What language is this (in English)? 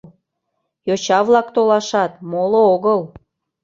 Mari